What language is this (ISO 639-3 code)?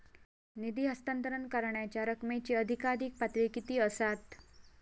mar